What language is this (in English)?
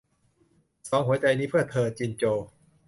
Thai